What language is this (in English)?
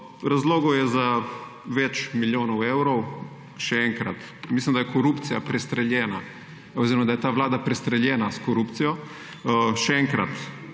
Slovenian